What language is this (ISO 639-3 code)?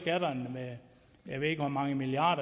dan